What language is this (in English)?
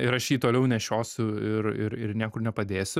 Lithuanian